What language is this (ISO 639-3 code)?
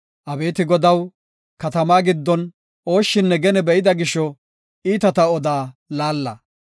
gof